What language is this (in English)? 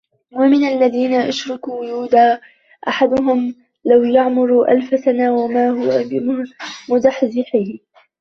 Arabic